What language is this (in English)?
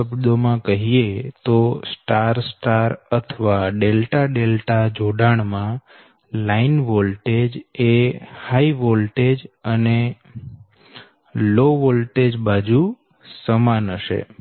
Gujarati